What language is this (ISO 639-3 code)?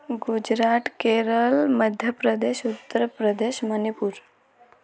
ori